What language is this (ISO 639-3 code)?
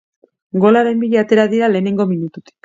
eus